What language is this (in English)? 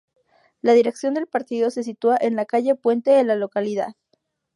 Spanish